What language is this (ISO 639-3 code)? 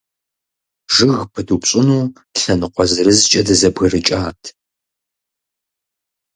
kbd